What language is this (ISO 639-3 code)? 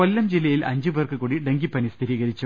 mal